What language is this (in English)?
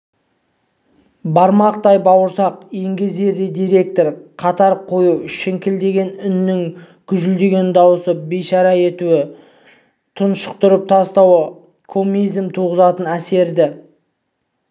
Kazakh